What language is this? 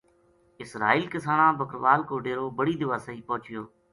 Gujari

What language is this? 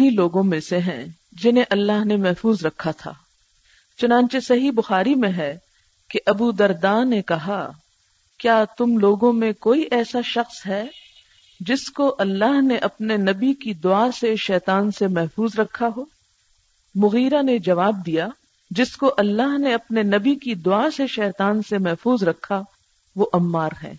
Urdu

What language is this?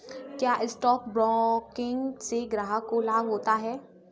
Hindi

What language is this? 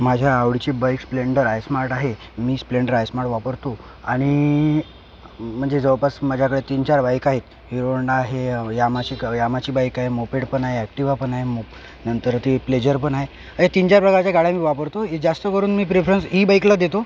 Marathi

